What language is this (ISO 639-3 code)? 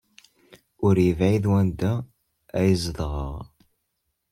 kab